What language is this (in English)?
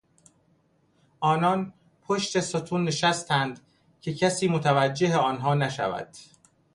Persian